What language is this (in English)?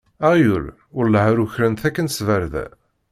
Kabyle